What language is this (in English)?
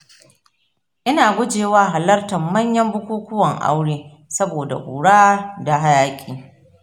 Hausa